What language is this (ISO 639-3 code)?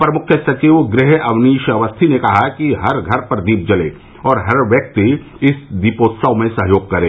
hin